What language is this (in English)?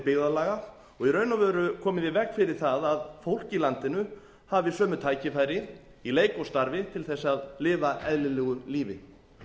Icelandic